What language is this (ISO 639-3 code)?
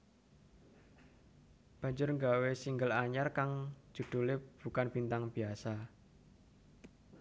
jav